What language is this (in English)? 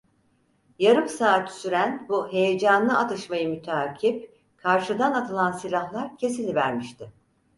Turkish